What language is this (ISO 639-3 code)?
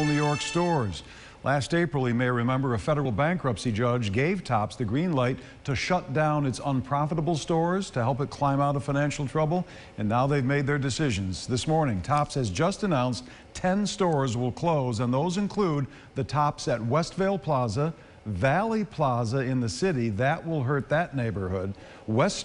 eng